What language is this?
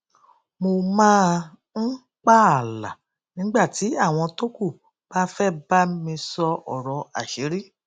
Yoruba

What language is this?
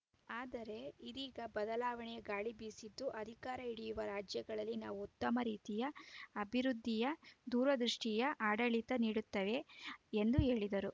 Kannada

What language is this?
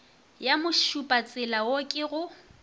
Northern Sotho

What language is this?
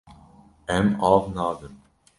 Kurdish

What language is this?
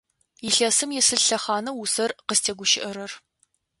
Adyghe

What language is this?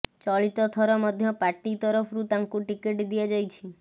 Odia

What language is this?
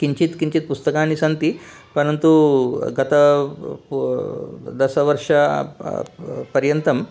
Sanskrit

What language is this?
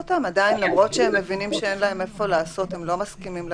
Hebrew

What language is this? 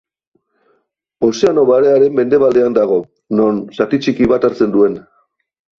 Basque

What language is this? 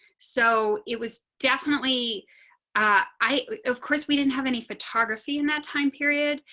English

